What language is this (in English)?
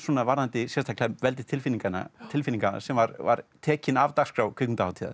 Icelandic